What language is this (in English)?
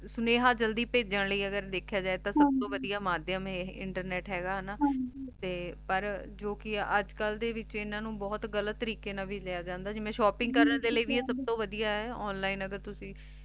Punjabi